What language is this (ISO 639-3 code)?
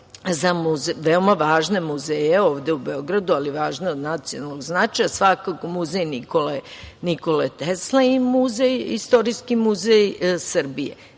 srp